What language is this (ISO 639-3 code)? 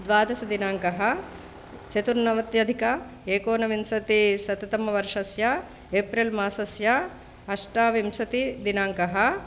san